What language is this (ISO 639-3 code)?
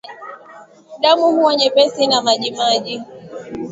swa